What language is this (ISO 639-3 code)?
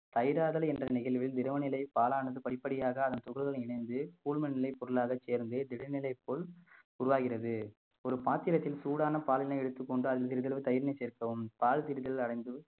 tam